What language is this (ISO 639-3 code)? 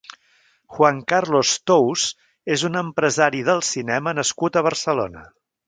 cat